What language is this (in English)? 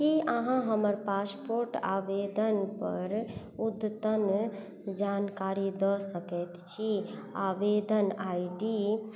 Maithili